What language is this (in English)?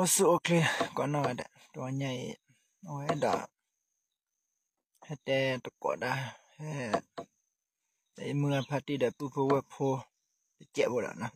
Thai